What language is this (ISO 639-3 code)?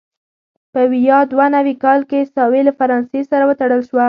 pus